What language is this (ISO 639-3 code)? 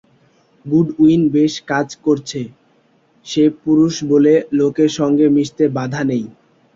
ben